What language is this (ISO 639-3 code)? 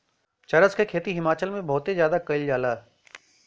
bho